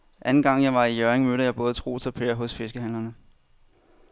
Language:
Danish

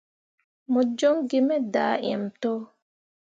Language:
Mundang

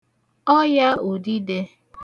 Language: Igbo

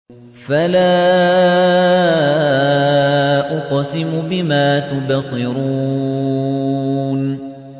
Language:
Arabic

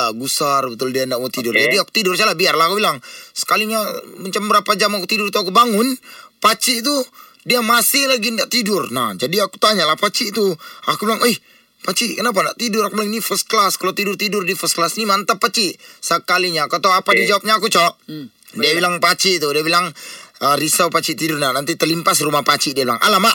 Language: Malay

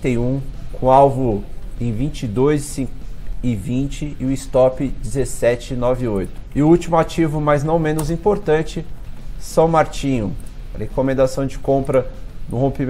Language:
Portuguese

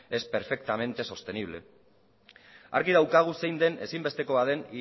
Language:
Basque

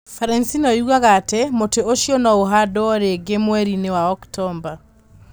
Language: Kikuyu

